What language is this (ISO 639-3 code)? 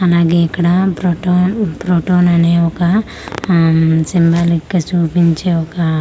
tel